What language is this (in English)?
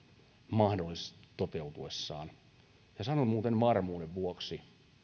Finnish